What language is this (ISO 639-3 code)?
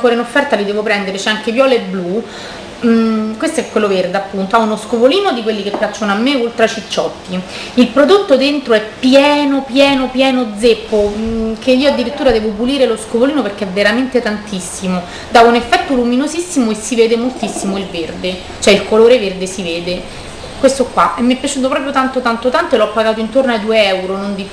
ita